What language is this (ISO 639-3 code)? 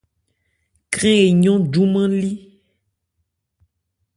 ebr